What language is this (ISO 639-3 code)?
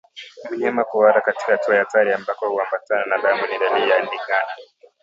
swa